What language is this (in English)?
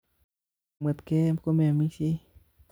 Kalenjin